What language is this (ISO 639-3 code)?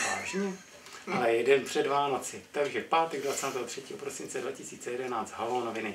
ces